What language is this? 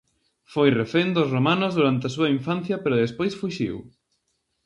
Galician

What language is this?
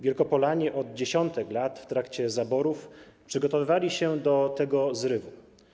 Polish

